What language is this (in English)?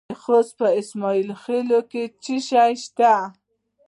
Pashto